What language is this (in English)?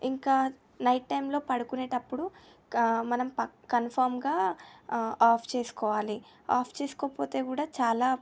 Telugu